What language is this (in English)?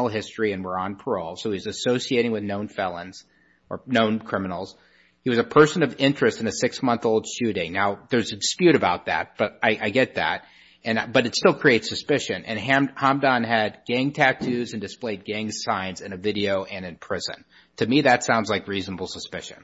English